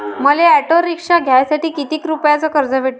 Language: Marathi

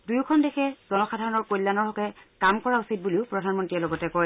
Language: Assamese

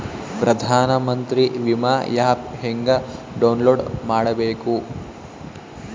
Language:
Kannada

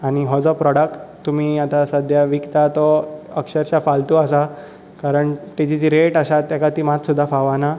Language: Konkani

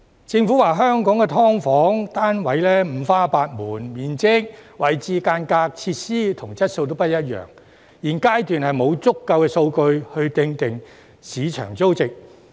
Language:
Cantonese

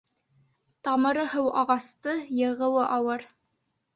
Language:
Bashkir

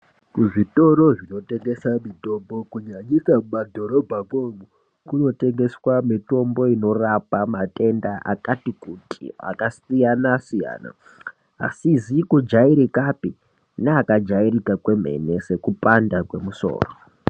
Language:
Ndau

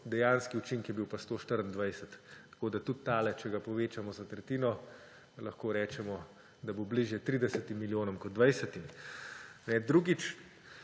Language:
Slovenian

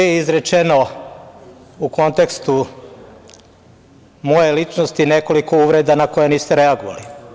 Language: Serbian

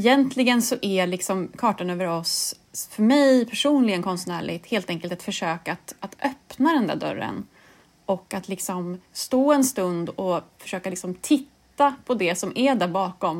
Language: Swedish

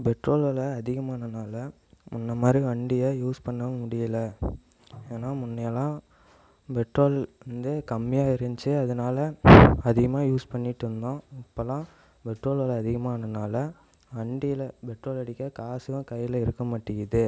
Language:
Tamil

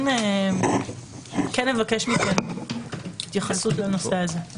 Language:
Hebrew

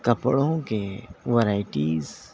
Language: Urdu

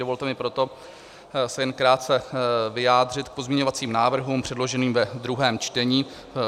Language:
Czech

